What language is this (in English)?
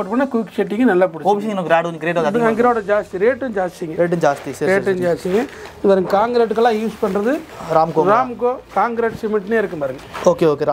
Romanian